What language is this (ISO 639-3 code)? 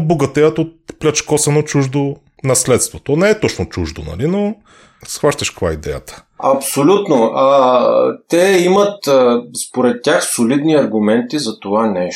bul